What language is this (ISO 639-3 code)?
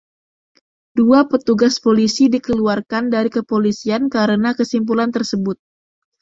ind